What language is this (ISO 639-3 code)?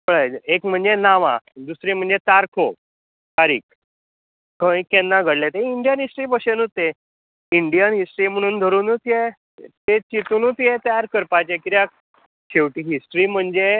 kok